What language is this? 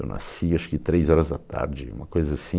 Portuguese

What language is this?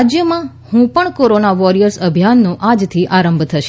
Gujarati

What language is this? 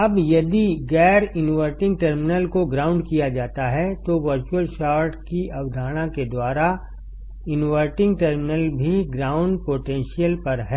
Hindi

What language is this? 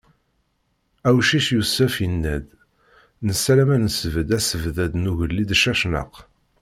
Kabyle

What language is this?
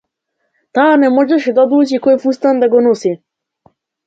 Macedonian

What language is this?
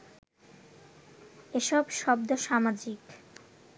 Bangla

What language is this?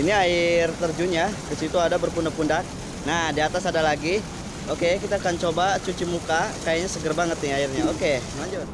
Indonesian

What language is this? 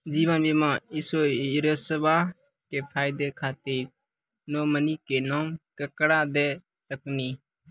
Maithili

